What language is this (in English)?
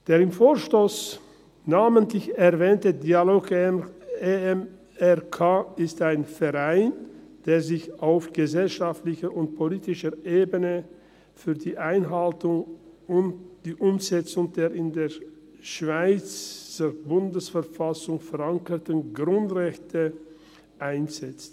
Swiss German